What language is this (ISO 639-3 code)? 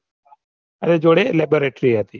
guj